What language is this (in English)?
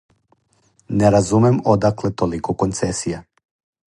Serbian